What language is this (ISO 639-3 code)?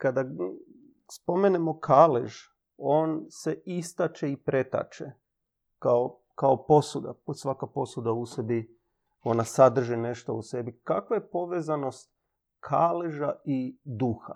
hrv